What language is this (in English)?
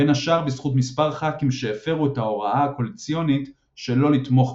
Hebrew